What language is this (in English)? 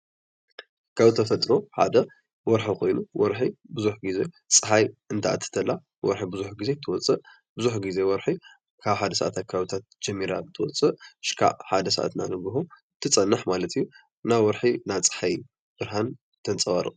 Tigrinya